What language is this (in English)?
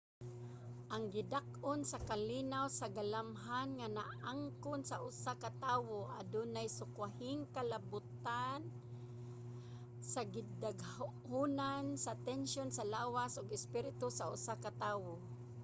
Cebuano